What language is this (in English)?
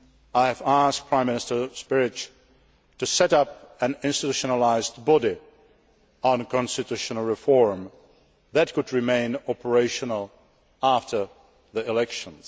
English